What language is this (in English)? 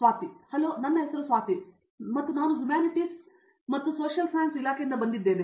Kannada